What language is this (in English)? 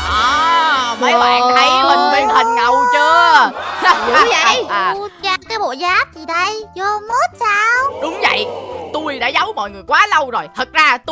Vietnamese